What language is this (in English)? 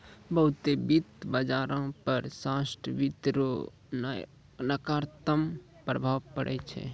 Maithili